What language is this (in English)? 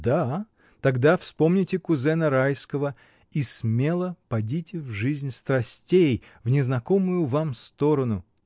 Russian